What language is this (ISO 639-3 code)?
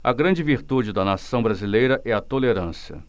por